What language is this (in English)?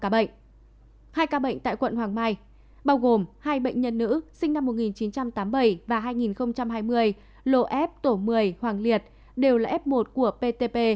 Vietnamese